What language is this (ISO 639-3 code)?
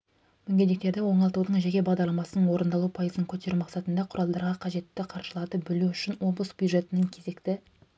kaz